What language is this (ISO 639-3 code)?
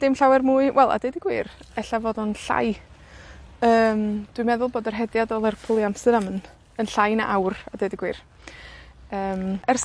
cym